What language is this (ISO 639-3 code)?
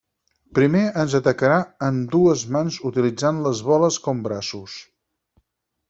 cat